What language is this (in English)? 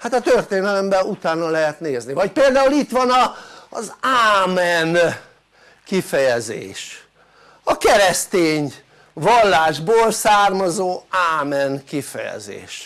Hungarian